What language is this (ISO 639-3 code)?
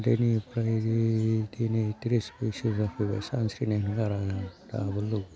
brx